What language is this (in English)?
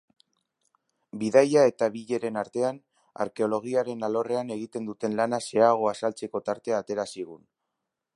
Basque